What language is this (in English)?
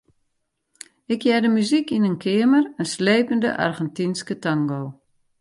Western Frisian